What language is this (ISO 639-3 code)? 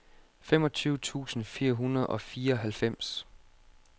dan